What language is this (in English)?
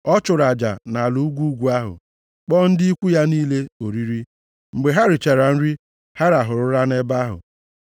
Igbo